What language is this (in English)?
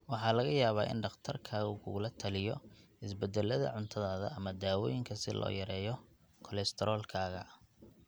Somali